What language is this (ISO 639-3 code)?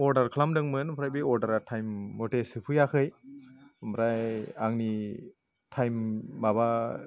brx